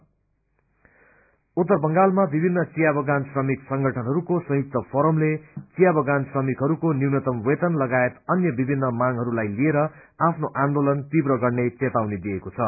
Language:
Nepali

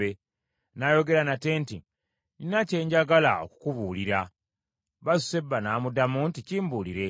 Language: Ganda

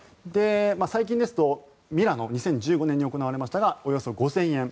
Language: Japanese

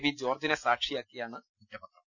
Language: Malayalam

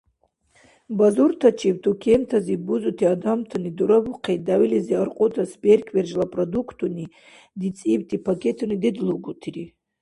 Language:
Dargwa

